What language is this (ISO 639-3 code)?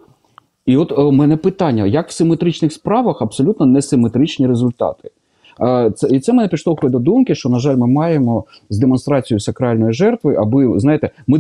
ukr